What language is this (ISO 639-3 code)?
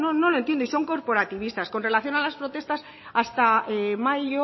spa